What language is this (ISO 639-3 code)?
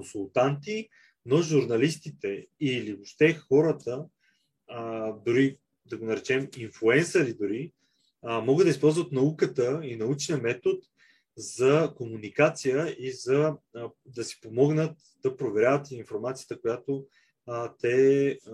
bul